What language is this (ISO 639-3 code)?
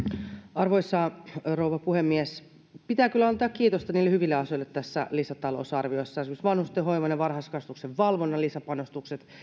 fin